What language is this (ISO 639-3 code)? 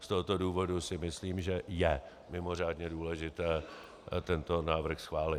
ces